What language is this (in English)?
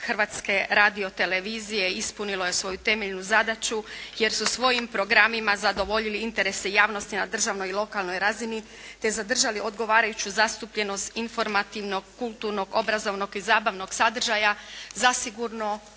Croatian